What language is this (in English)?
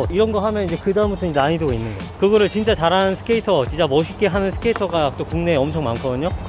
Korean